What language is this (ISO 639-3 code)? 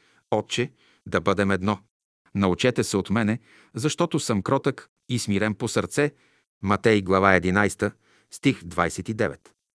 bul